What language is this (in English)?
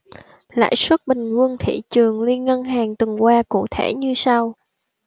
Vietnamese